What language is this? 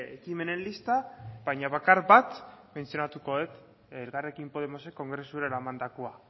Basque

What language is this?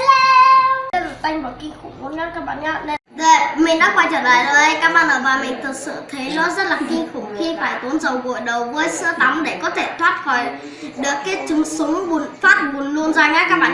Vietnamese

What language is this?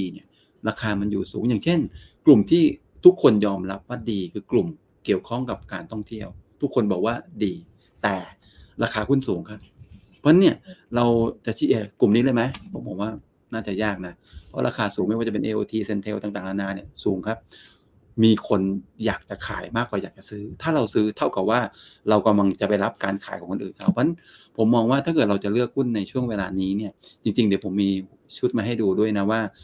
Thai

